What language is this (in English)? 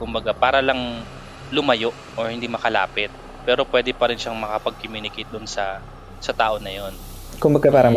Filipino